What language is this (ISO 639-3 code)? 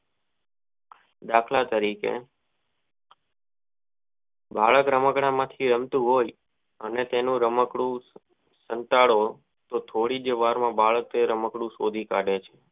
guj